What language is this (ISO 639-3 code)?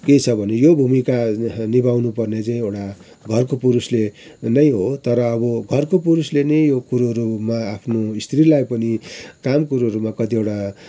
nep